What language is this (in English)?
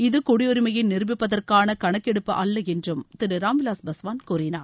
Tamil